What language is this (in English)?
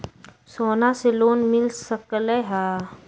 Magahi